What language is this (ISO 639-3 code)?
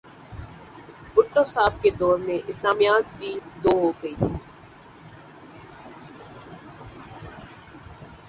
urd